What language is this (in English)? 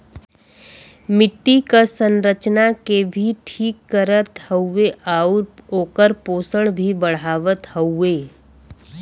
Bhojpuri